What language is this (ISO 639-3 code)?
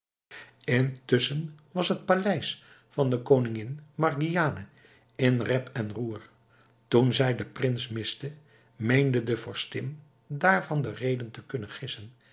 nld